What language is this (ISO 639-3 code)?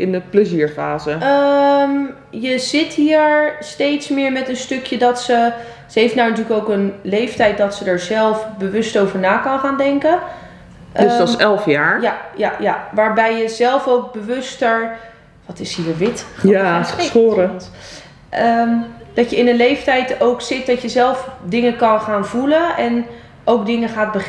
nld